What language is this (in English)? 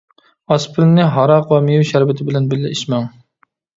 Uyghur